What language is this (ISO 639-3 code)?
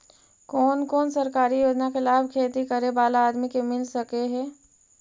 mag